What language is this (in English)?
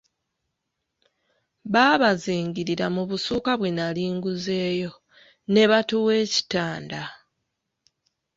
Ganda